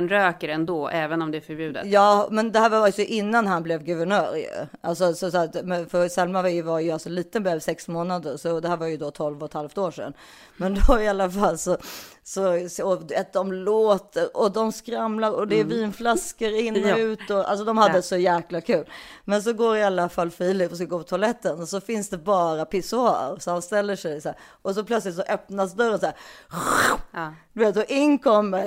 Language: Swedish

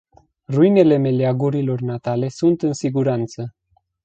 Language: Romanian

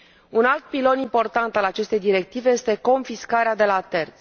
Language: Romanian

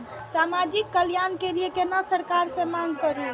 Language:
Maithili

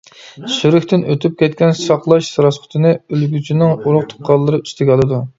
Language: Uyghur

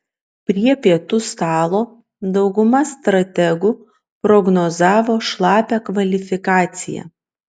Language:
Lithuanian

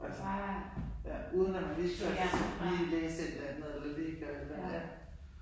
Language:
Danish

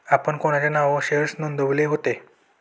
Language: Marathi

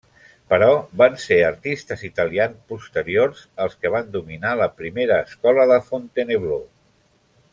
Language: Catalan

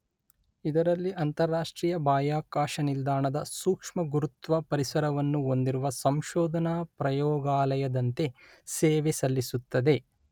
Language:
Kannada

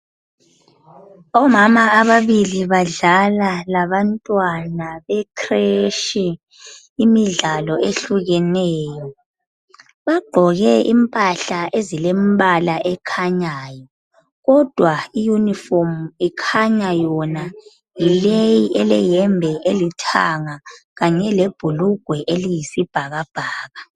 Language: North Ndebele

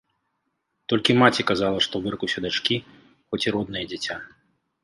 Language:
Belarusian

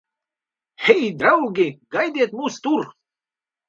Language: Latvian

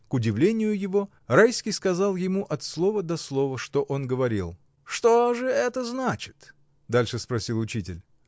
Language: Russian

